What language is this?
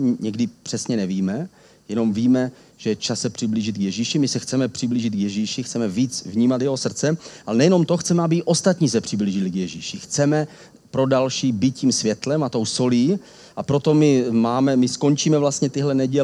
Czech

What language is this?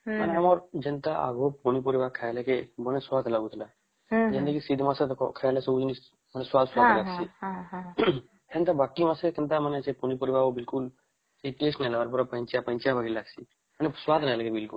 Odia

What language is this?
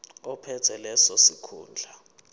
Zulu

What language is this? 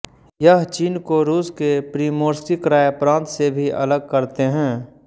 Hindi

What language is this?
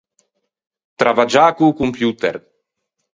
Ligurian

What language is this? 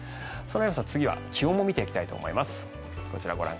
Japanese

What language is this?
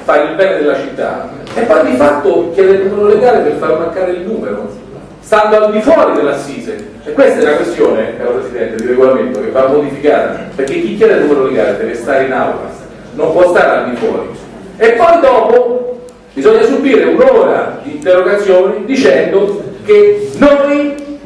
Italian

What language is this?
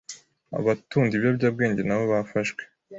Kinyarwanda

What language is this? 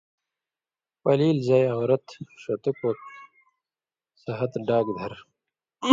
Indus Kohistani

